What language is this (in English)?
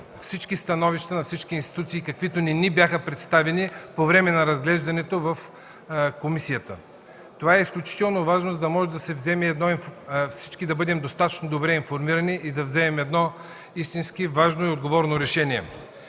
Bulgarian